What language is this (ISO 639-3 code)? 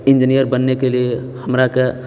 mai